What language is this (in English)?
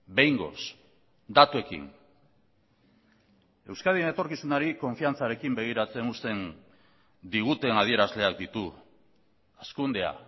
Basque